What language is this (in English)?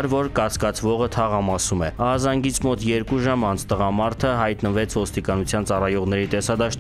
Turkish